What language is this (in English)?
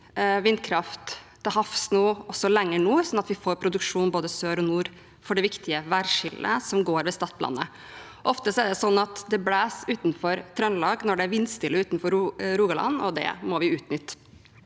Norwegian